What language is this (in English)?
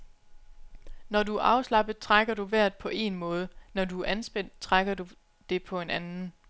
Danish